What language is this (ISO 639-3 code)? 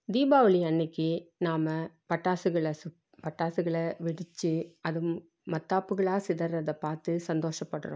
tam